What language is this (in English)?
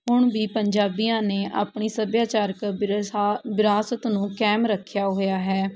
Punjabi